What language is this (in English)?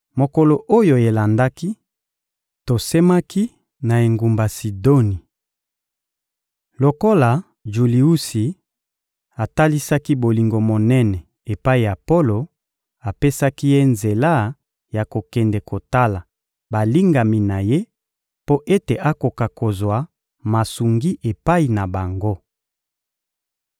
Lingala